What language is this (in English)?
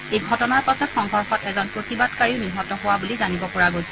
Assamese